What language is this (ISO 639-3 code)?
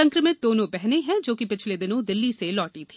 hin